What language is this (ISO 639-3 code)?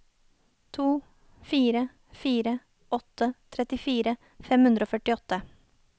nor